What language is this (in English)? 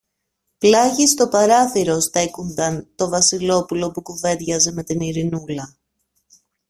Greek